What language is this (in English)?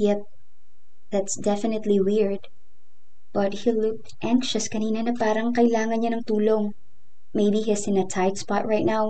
Filipino